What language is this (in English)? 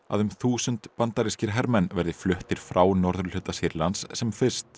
Icelandic